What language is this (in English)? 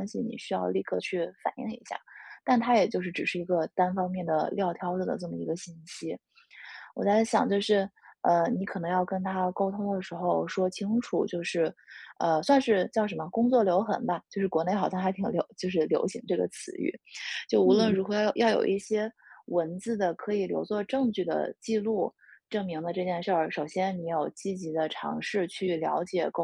Chinese